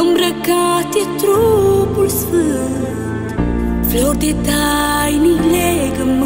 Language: Romanian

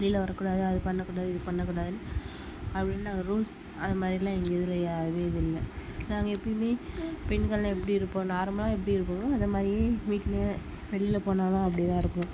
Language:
Tamil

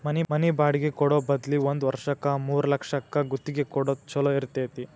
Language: Kannada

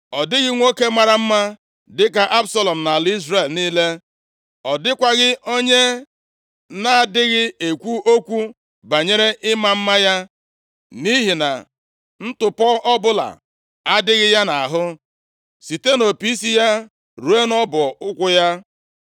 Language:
Igbo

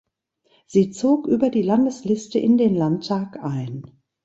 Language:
German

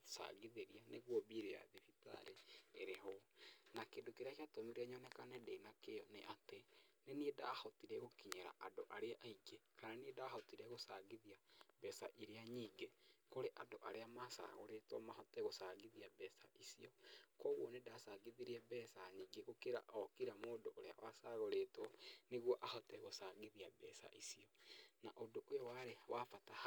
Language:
Kikuyu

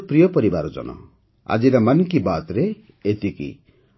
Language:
Odia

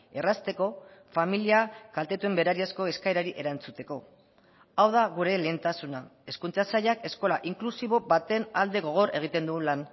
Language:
Basque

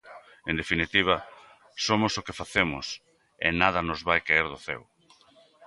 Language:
Galician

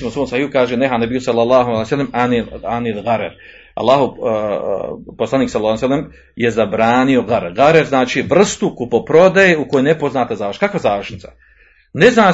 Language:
Croatian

